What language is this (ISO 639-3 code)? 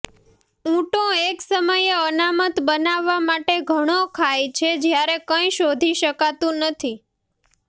guj